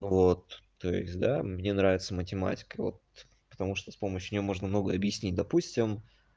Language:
Russian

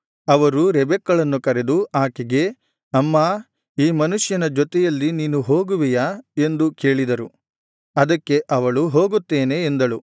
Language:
Kannada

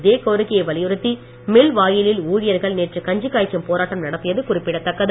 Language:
Tamil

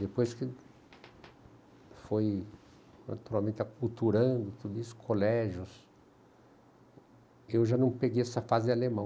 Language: Portuguese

